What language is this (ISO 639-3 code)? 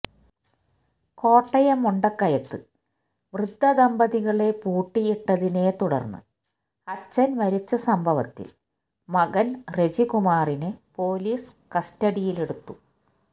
mal